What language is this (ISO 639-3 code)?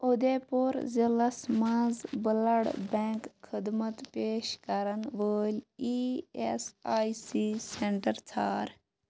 kas